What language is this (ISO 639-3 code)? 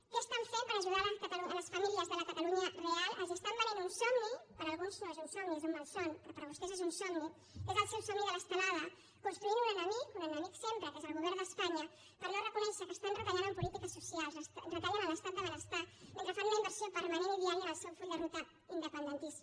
cat